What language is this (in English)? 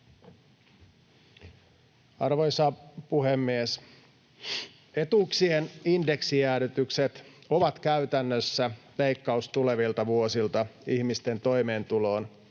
Finnish